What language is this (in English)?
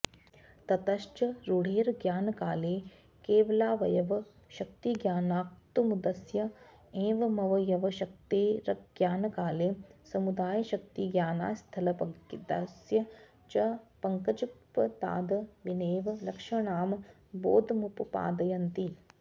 Sanskrit